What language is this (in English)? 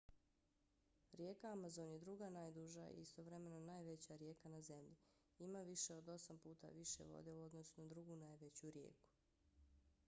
Bosnian